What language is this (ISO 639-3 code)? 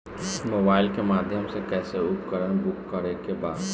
bho